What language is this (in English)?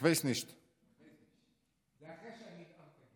Hebrew